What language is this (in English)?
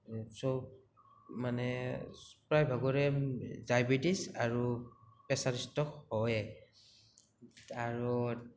Assamese